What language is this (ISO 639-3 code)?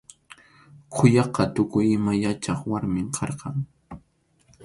qxu